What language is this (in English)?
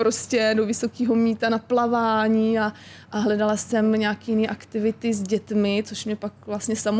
Czech